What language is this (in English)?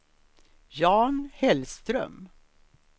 Swedish